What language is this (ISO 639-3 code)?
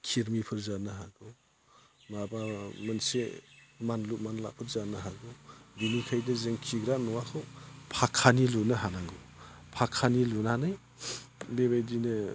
brx